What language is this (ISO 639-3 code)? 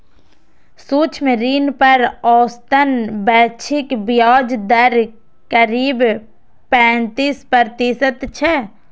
mai